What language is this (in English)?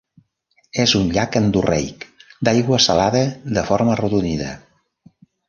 Catalan